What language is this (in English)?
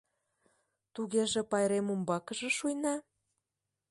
Mari